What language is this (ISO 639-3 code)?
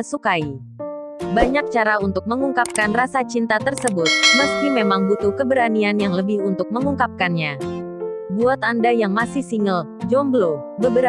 ind